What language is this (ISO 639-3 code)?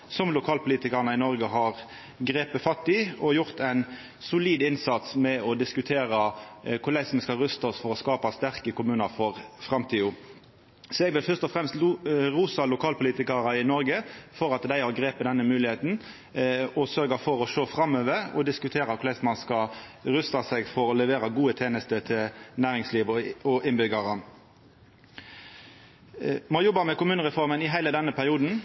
nno